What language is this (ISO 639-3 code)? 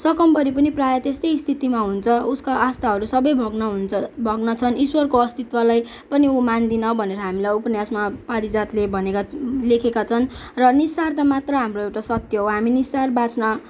nep